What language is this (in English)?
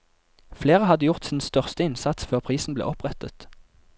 Norwegian